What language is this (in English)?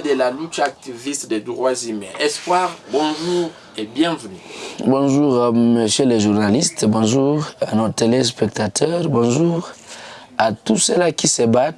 French